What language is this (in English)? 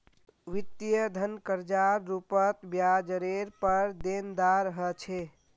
Magahi